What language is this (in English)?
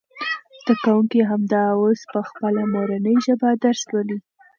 Pashto